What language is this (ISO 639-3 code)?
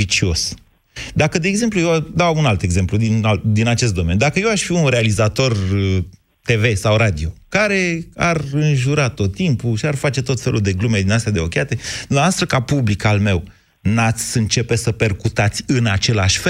ron